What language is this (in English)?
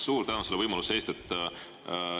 Estonian